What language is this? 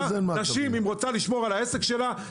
Hebrew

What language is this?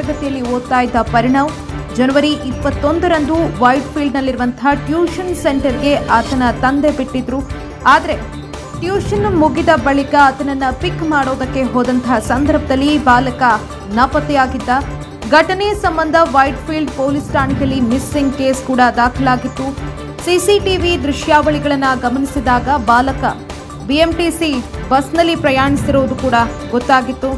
Kannada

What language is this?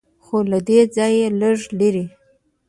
Pashto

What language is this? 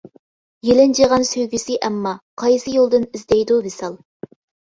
Uyghur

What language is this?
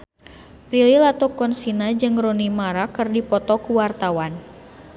Sundanese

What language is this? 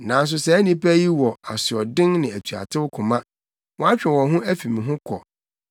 Akan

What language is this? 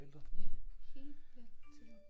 Danish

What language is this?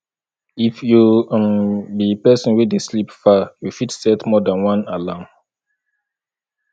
Nigerian Pidgin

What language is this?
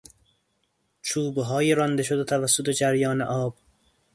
Persian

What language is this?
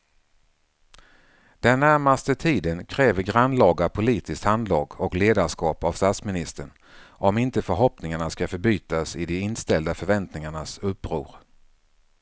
Swedish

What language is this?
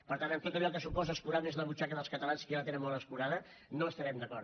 Catalan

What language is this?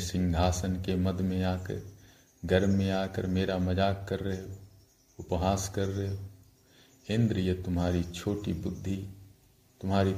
Hindi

